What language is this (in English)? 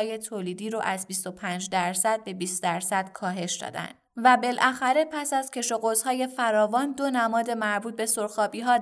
Persian